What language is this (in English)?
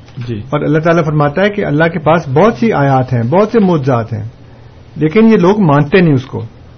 Urdu